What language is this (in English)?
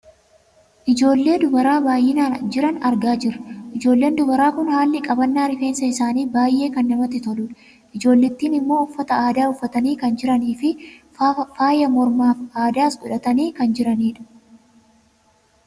Oromo